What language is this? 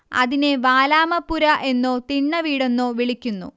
Malayalam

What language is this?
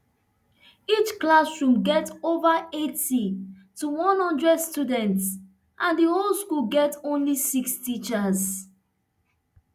Nigerian Pidgin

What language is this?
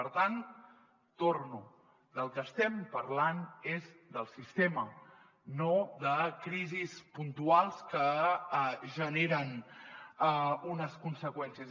Catalan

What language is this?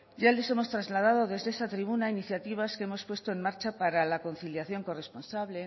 Spanish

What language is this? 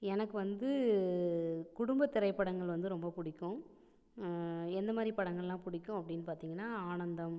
Tamil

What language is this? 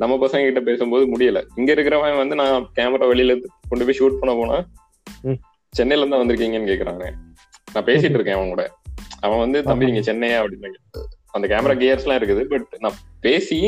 Tamil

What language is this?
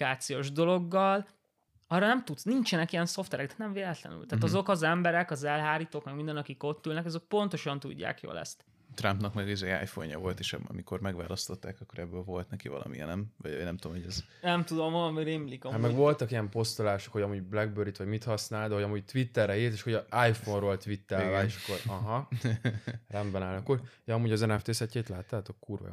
Hungarian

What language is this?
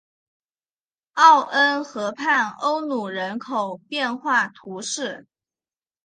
Chinese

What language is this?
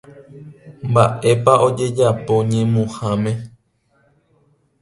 Guarani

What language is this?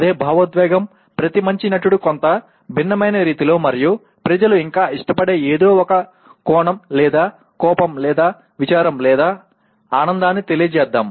Telugu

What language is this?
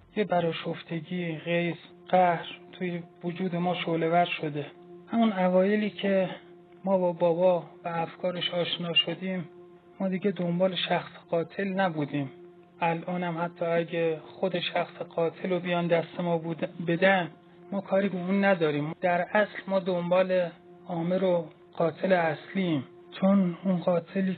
Persian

